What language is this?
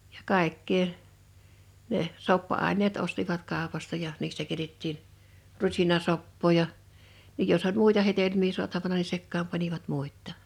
Finnish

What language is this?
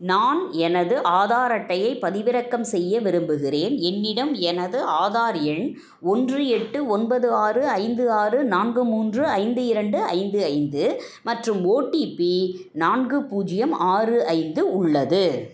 Tamil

